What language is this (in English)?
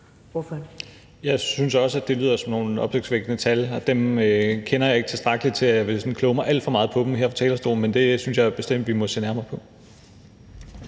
Danish